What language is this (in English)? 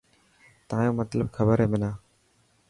Dhatki